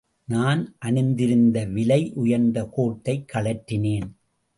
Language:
Tamil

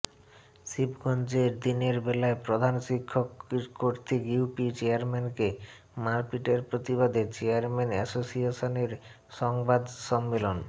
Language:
Bangla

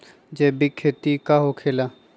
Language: Magahi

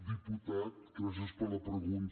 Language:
Catalan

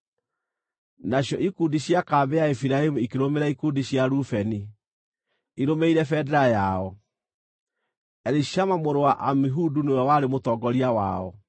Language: Kikuyu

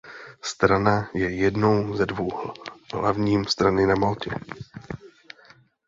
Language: Czech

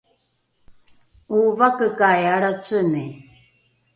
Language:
Rukai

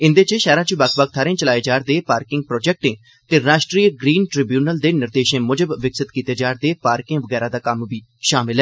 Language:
Dogri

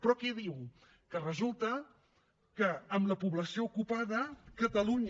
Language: Catalan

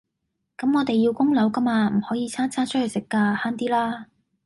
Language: Cantonese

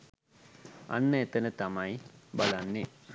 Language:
Sinhala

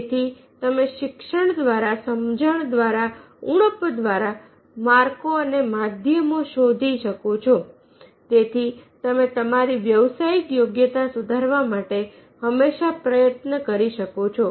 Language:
Gujarati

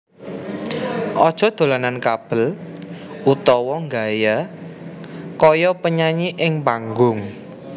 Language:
Javanese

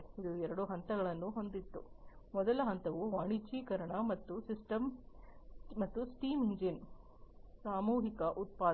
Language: Kannada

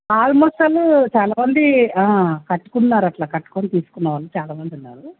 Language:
Telugu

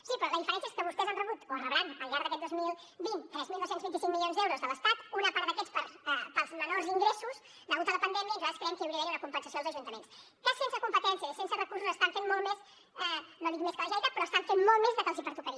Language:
Catalan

